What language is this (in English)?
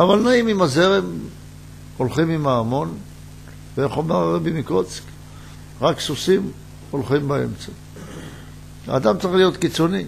Hebrew